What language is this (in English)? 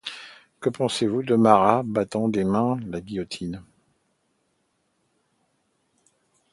French